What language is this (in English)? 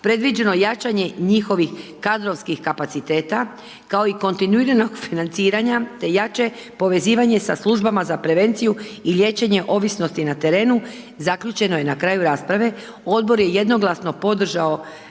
Croatian